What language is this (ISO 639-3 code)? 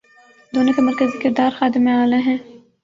urd